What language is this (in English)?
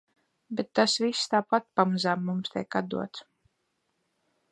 Latvian